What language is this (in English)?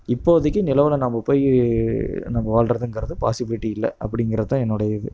Tamil